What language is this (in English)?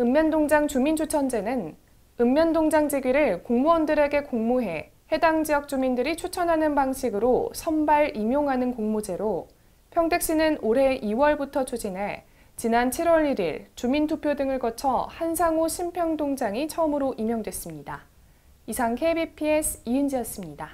Korean